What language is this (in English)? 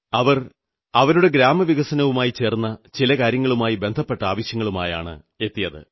Malayalam